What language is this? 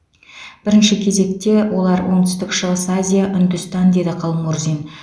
Kazakh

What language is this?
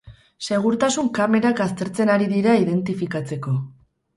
Basque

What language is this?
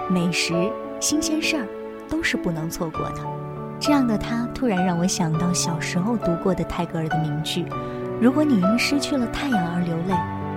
Chinese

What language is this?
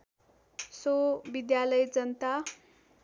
Nepali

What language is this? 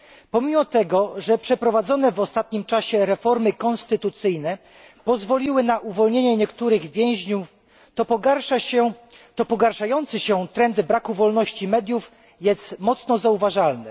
Polish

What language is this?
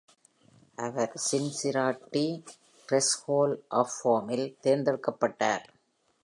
Tamil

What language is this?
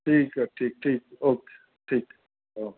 Sindhi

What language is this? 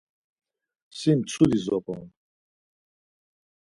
Laz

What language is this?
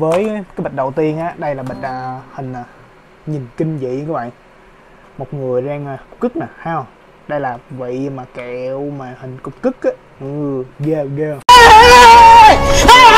Vietnamese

